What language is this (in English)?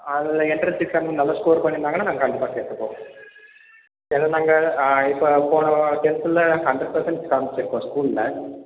Tamil